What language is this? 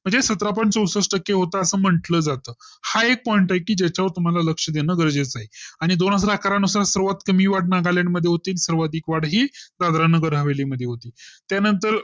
Marathi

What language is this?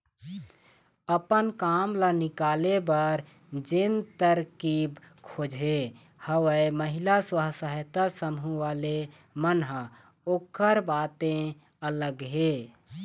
Chhattisgarhi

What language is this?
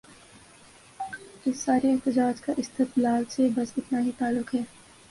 Urdu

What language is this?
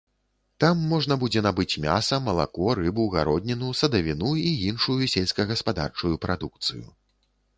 Belarusian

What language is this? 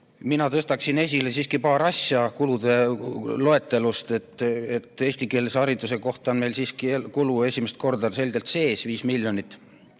Estonian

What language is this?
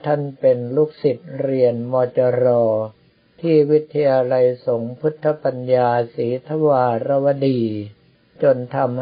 Thai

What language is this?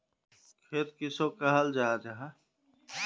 Magahi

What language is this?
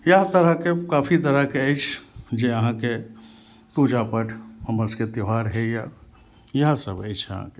Maithili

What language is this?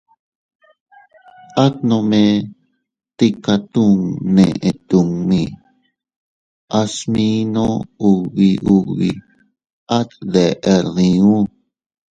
Teutila Cuicatec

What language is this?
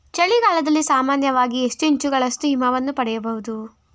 Kannada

